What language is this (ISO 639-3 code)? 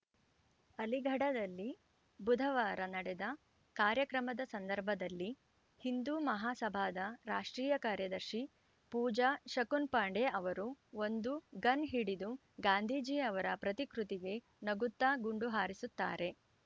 kan